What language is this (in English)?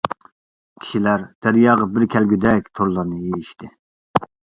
Uyghur